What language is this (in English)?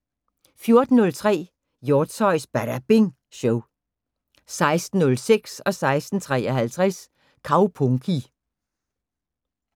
Danish